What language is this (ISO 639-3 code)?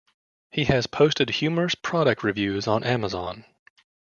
eng